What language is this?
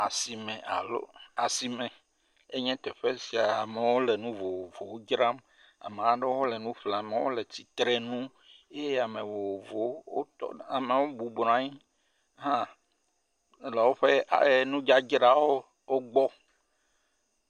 Ewe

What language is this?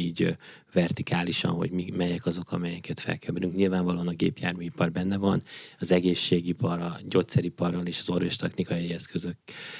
Hungarian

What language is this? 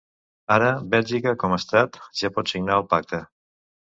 Catalan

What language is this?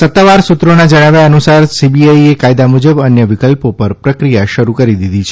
Gujarati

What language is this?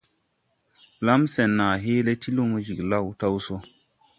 Tupuri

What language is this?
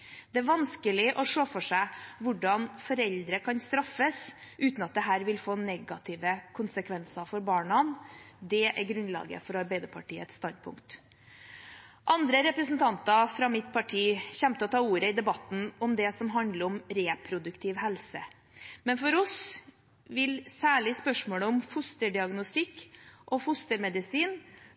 Norwegian Bokmål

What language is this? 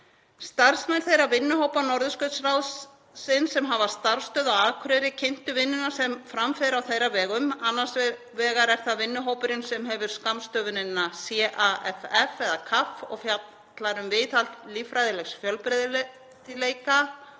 Icelandic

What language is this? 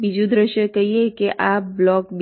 Gujarati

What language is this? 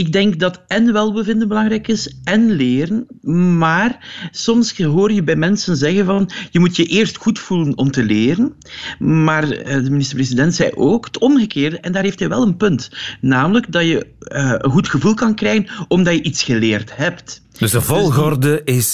Dutch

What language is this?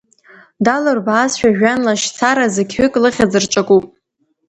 Abkhazian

